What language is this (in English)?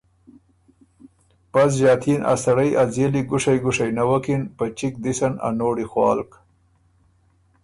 Ormuri